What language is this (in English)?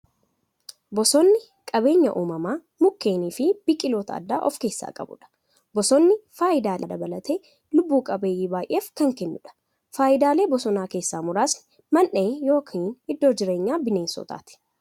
Oromo